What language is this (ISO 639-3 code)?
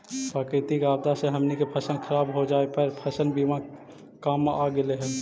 mag